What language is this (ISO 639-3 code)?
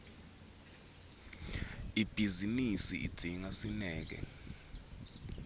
ssw